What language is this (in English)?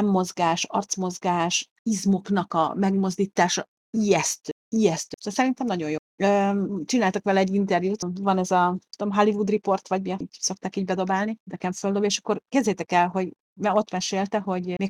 Hungarian